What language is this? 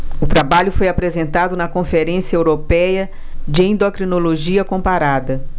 Portuguese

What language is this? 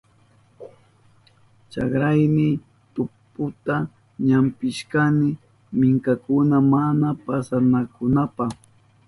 Southern Pastaza Quechua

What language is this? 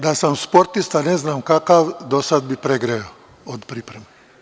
Serbian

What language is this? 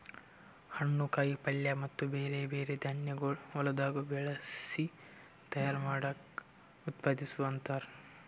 Kannada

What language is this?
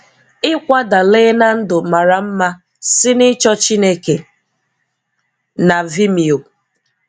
Igbo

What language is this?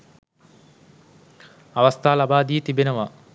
Sinhala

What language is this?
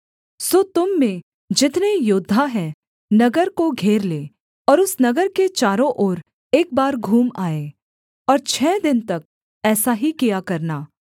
Hindi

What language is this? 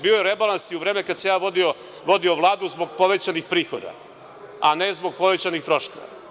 Serbian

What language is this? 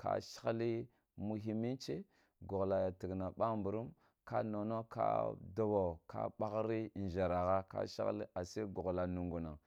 Kulung (Nigeria)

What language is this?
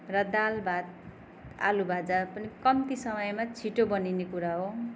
Nepali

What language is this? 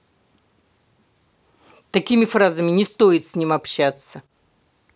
Russian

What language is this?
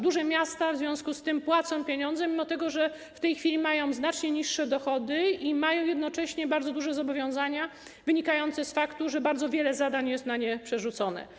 Polish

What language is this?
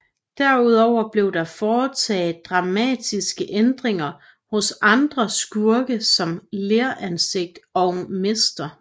Danish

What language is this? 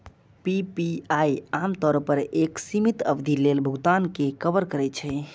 Maithili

